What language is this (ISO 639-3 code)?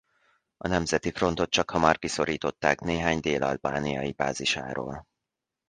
hun